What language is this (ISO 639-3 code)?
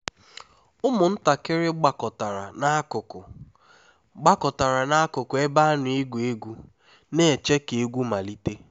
ibo